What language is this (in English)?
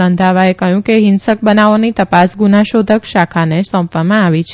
Gujarati